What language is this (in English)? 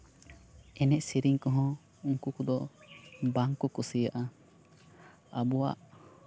Santali